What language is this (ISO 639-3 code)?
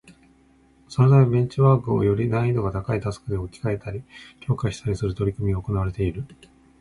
jpn